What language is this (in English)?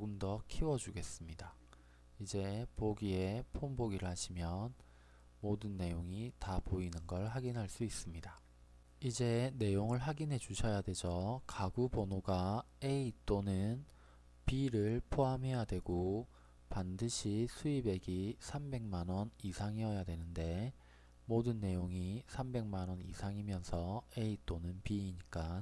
Korean